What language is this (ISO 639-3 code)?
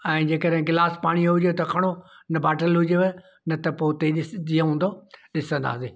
snd